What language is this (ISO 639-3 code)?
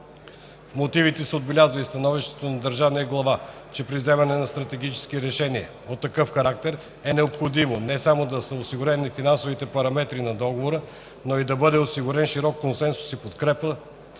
bul